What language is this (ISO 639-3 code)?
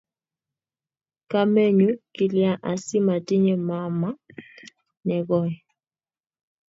kln